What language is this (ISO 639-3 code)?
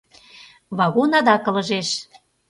chm